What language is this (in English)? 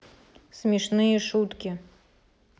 Russian